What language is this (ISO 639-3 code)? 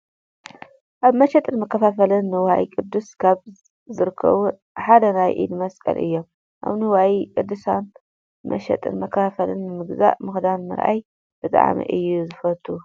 tir